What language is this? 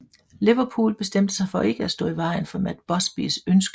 Danish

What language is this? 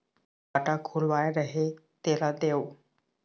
Chhattisgarhi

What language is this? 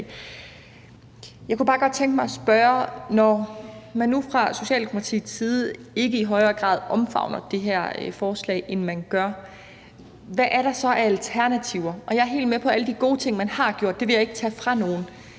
Danish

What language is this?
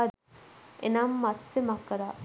Sinhala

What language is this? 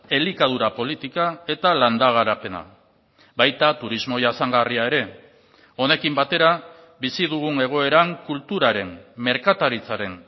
Basque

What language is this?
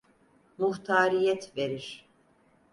Turkish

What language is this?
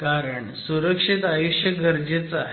Marathi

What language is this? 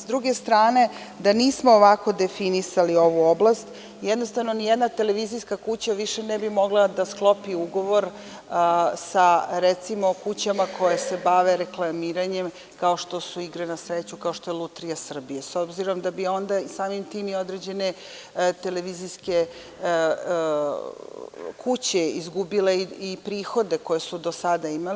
Serbian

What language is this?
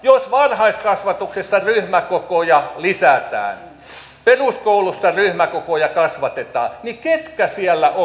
Finnish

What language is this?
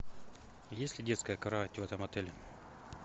Russian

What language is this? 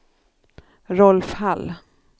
Swedish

